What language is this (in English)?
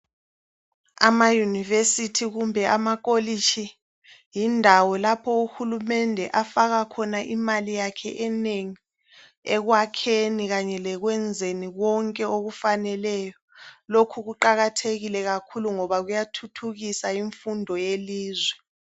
North Ndebele